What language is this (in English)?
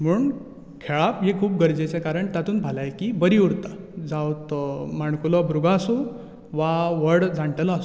Konkani